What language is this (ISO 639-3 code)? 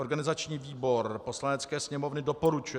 ces